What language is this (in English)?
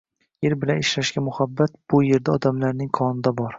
Uzbek